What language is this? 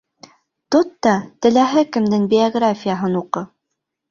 Bashkir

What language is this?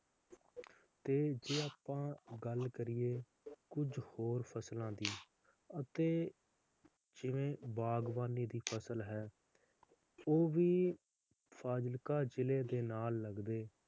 Punjabi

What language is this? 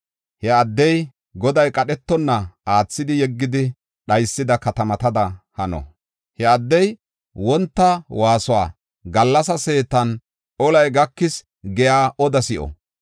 Gofa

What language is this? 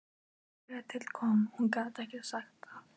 Icelandic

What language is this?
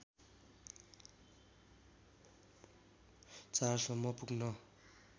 Nepali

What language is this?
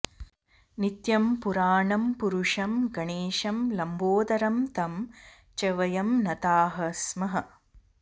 Sanskrit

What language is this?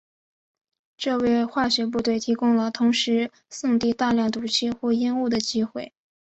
Chinese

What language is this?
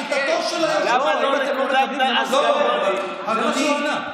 Hebrew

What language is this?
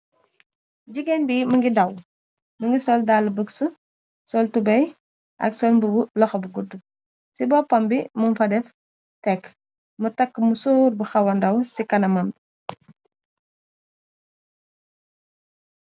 Wolof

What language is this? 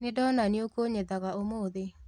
Kikuyu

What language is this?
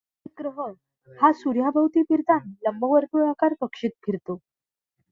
Marathi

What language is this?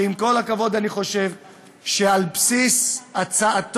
Hebrew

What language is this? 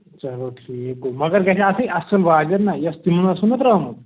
Kashmiri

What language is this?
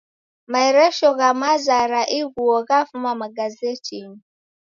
Taita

